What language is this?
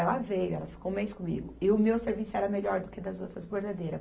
Portuguese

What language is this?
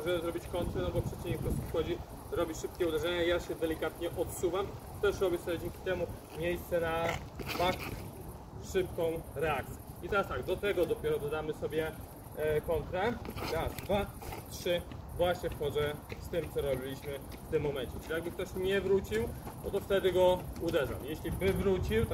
Polish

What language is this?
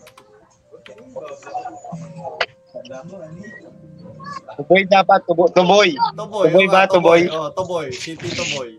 Filipino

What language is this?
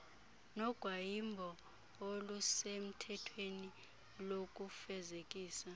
Xhosa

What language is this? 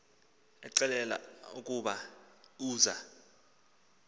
Xhosa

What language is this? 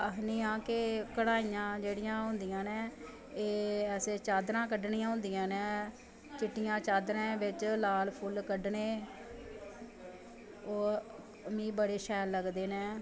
Dogri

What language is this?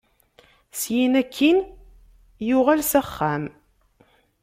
Kabyle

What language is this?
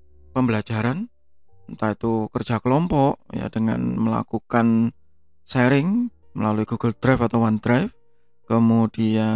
Indonesian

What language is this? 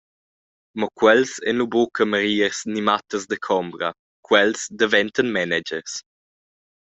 Romansh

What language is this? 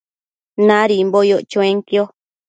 Matsés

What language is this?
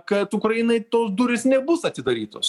Lithuanian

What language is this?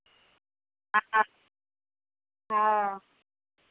Maithili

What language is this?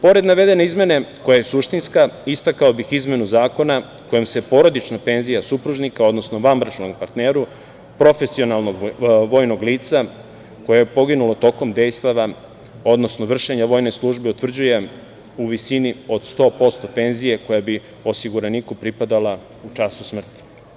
Serbian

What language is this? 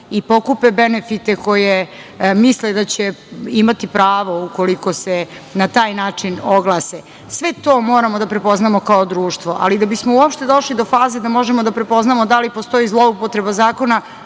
Serbian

